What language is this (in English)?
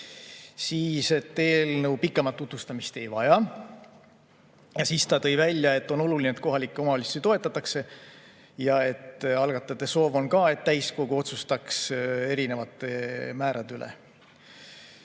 Estonian